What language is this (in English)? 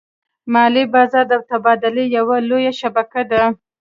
Pashto